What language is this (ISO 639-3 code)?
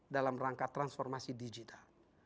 ind